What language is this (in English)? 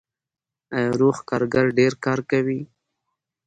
Pashto